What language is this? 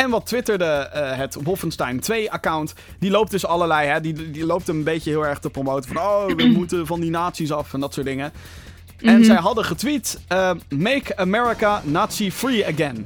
Dutch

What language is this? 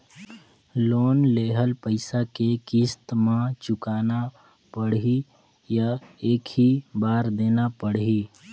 Chhattisgarhi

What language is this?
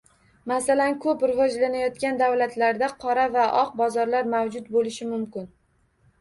Uzbek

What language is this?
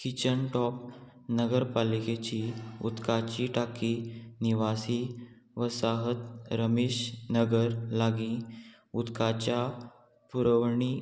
Konkani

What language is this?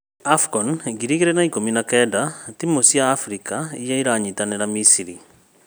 Kikuyu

